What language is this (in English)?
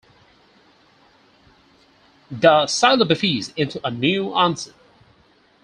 English